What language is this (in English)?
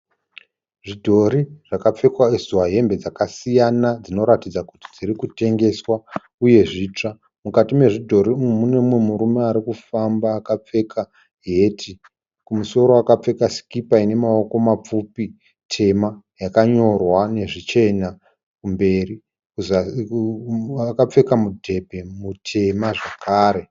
Shona